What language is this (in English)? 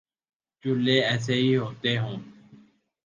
Urdu